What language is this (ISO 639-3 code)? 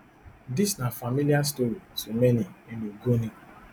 pcm